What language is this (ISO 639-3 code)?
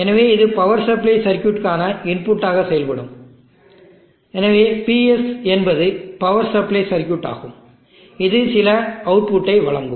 tam